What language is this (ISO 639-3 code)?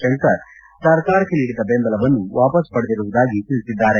kan